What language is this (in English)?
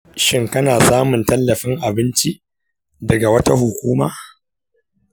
Hausa